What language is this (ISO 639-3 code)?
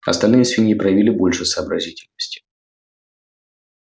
rus